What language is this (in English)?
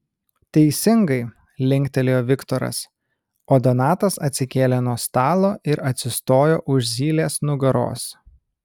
Lithuanian